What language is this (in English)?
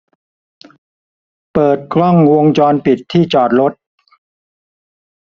Thai